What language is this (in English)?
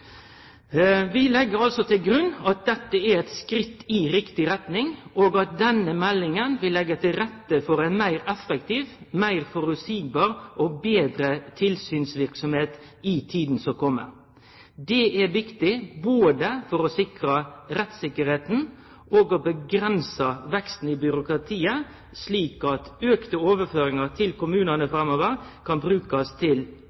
Norwegian Nynorsk